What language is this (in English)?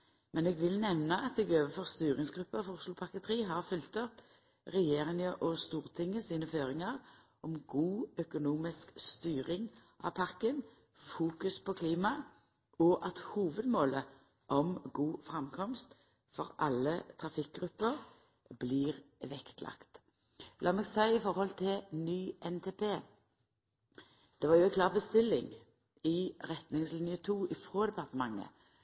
Norwegian Nynorsk